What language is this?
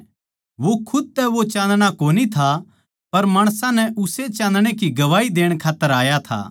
Haryanvi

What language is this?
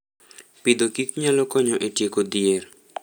Luo (Kenya and Tanzania)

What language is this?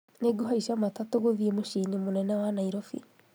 Kikuyu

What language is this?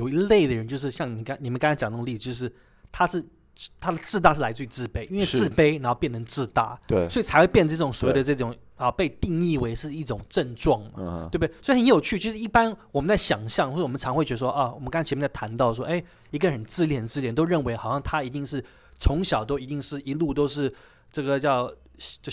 Chinese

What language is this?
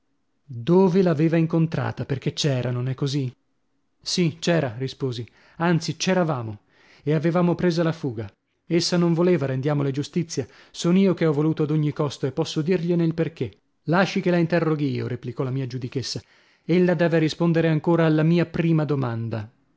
Italian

